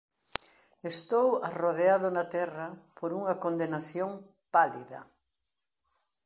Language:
Galician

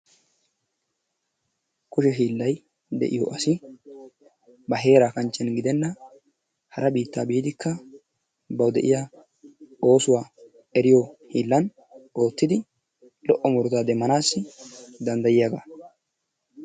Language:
Wolaytta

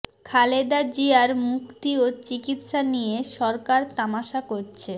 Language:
Bangla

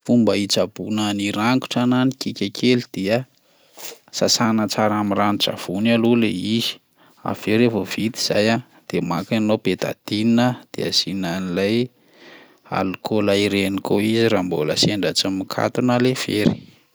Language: Malagasy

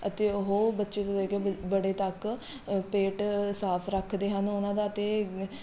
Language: Punjabi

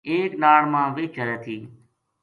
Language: Gujari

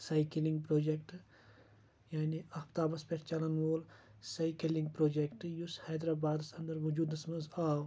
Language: Kashmiri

